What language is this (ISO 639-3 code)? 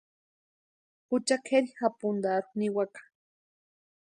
pua